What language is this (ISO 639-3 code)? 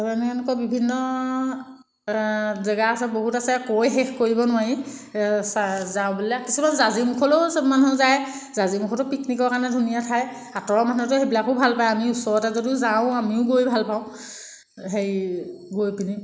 asm